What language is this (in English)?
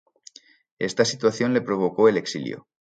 Spanish